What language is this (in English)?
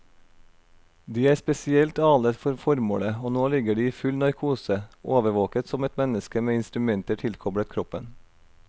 Norwegian